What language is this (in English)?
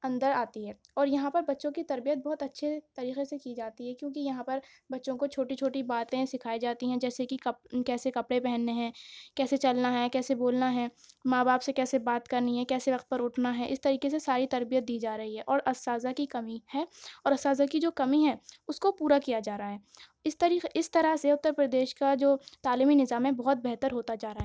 Urdu